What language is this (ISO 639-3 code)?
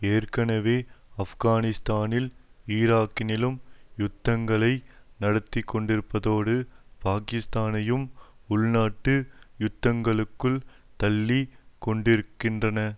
tam